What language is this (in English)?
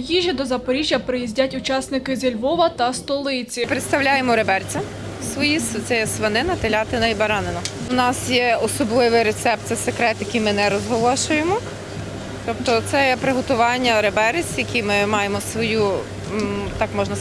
Ukrainian